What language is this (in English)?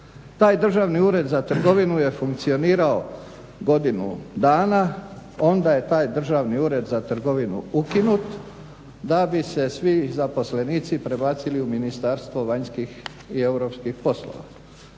Croatian